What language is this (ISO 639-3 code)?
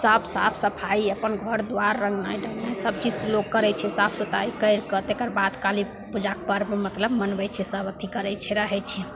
mai